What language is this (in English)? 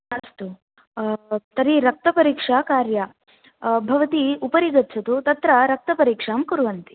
Sanskrit